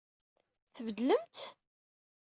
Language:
Kabyle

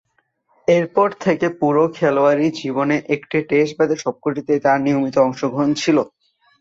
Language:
Bangla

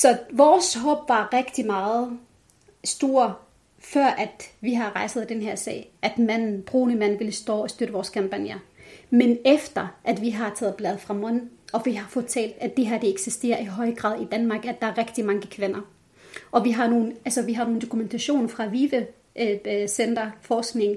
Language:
Danish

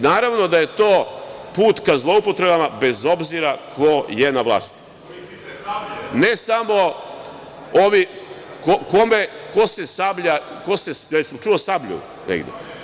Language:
Serbian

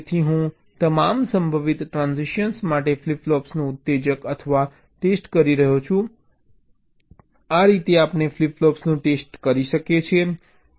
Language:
Gujarati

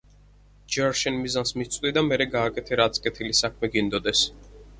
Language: Georgian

